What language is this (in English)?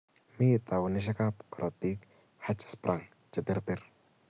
Kalenjin